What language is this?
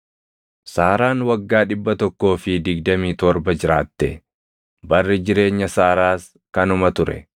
Oromo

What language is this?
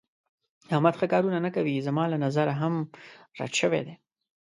Pashto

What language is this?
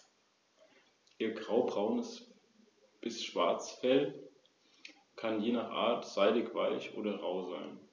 German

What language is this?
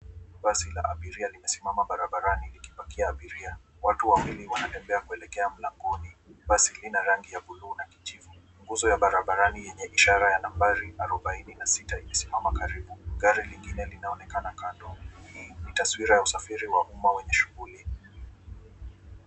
Swahili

